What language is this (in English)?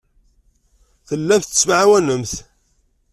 Kabyle